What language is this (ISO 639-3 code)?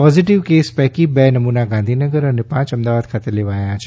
guj